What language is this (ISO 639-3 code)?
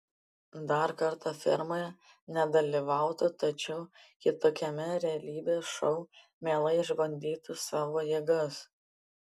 lit